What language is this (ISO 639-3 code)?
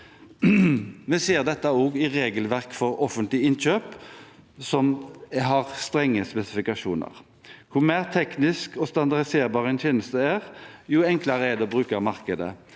nor